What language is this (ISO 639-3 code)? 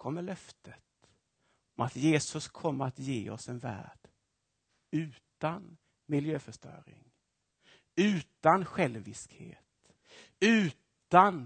swe